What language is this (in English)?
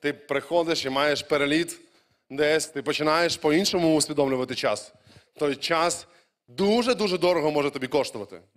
Ukrainian